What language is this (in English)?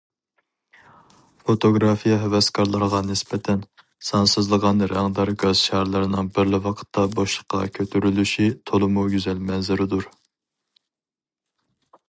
Uyghur